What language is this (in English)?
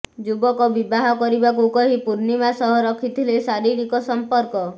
Odia